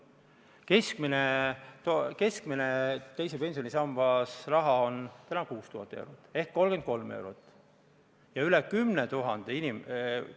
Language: Estonian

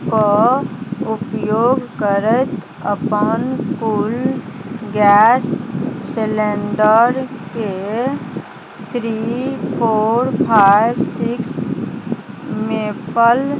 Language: Maithili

